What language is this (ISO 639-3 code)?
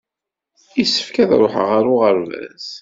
kab